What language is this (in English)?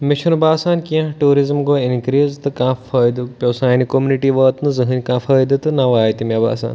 Kashmiri